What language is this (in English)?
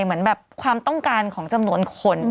Thai